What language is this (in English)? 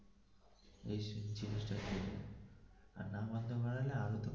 Bangla